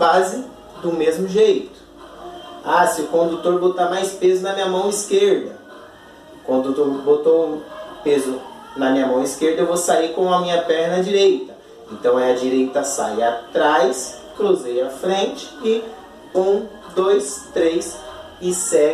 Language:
Portuguese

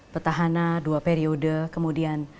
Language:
Indonesian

